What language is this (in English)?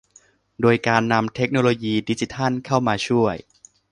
Thai